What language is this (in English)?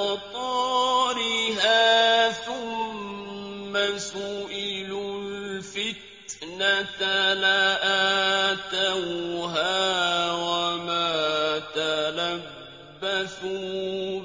Arabic